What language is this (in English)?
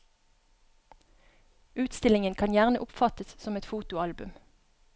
Norwegian